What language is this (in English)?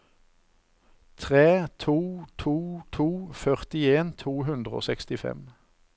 Norwegian